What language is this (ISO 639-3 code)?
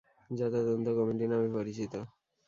ben